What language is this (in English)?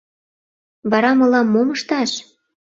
Mari